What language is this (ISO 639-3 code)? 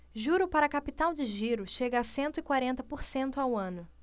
por